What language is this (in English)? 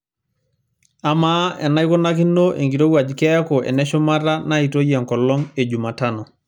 Masai